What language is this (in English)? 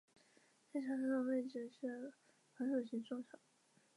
Chinese